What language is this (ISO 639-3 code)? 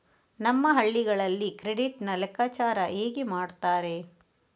kan